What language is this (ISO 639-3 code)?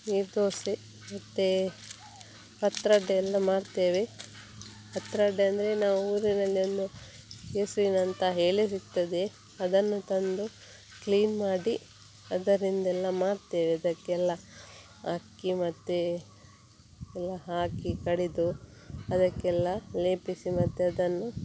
kan